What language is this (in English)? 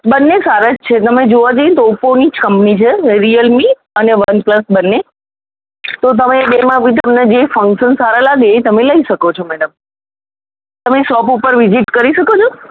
Gujarati